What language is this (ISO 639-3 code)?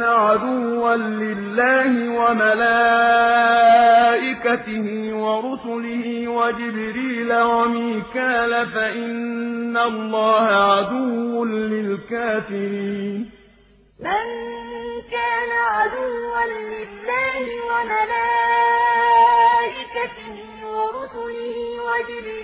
ara